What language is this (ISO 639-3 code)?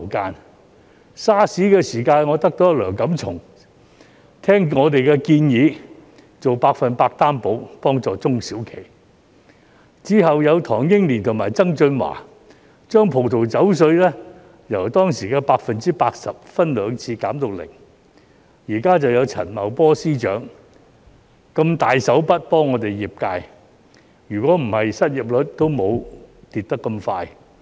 yue